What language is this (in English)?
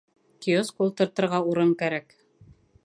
Bashkir